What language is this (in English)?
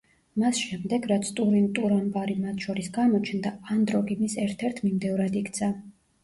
Georgian